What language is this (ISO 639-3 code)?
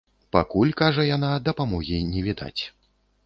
bel